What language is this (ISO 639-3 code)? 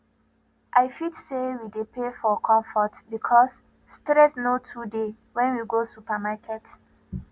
pcm